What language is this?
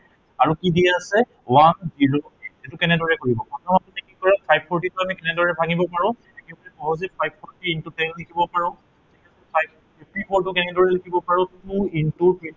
Assamese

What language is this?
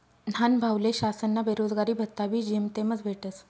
Marathi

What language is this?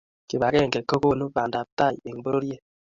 Kalenjin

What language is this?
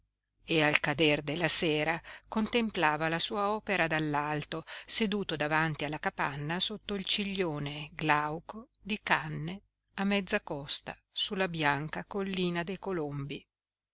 Italian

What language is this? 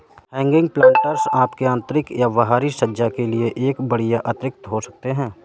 Hindi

